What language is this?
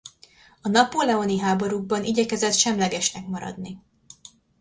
Hungarian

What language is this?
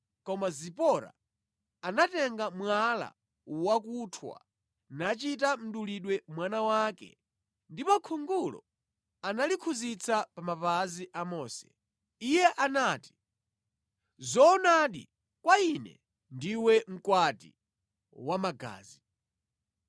Nyanja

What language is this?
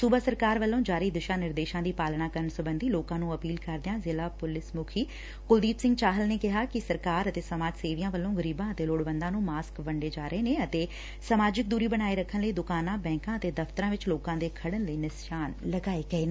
Punjabi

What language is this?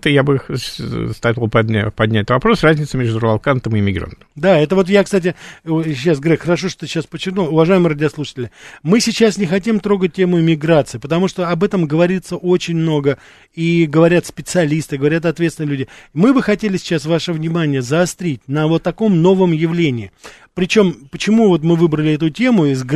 Russian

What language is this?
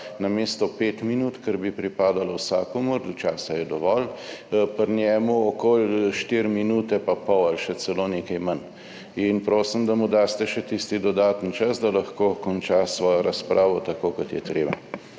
Slovenian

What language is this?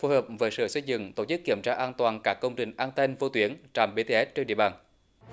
Vietnamese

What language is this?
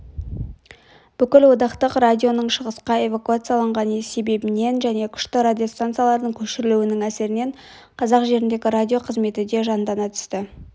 Kazakh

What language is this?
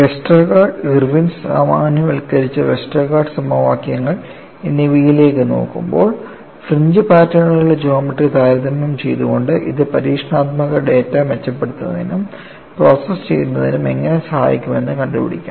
Malayalam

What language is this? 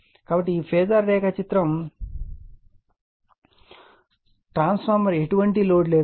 Telugu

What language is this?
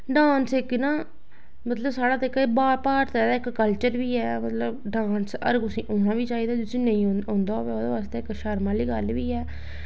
Dogri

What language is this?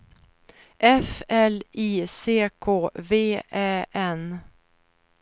Swedish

